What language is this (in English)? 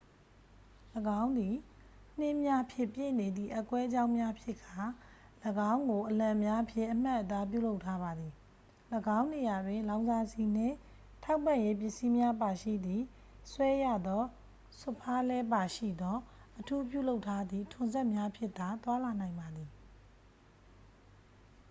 Burmese